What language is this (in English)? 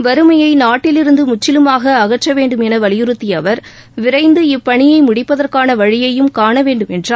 Tamil